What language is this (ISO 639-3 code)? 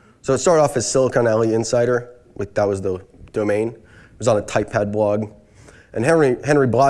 eng